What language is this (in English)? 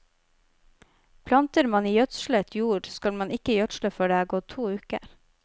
Norwegian